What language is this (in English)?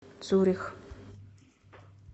Russian